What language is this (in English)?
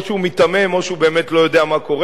Hebrew